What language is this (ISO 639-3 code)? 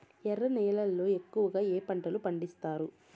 tel